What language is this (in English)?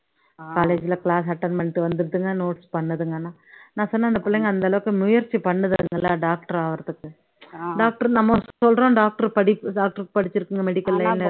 Tamil